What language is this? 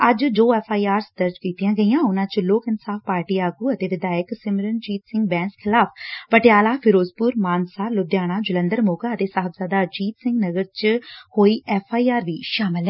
Punjabi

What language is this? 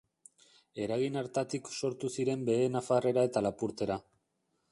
Basque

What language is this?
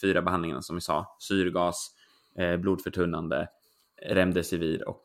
Swedish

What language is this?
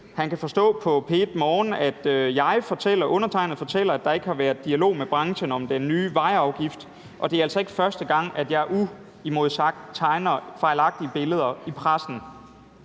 Danish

